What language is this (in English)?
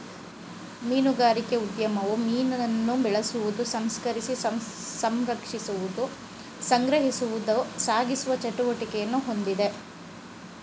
Kannada